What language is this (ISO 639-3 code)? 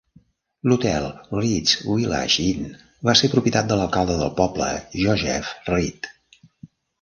cat